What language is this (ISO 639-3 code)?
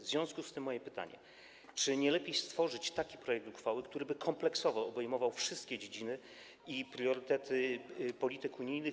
pol